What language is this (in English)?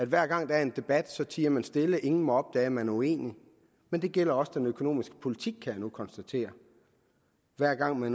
Danish